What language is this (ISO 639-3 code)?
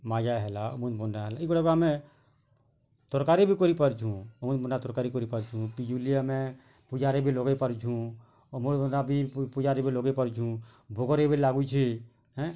ori